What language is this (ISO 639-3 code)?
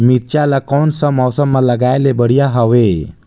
hne